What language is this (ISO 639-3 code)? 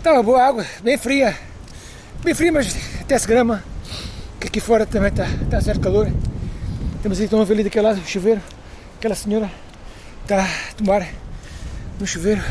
por